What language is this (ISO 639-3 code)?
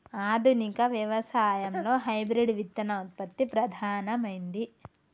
tel